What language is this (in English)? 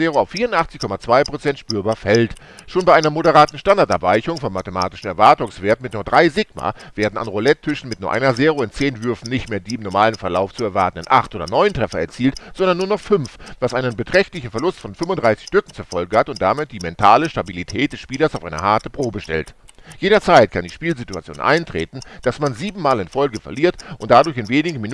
German